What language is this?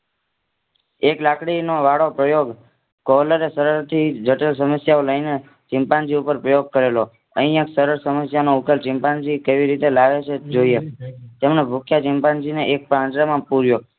Gujarati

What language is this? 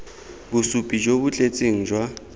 Tswana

